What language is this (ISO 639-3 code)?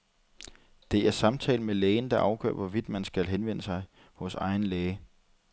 dan